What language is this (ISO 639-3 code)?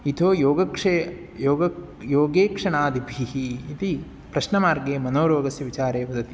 san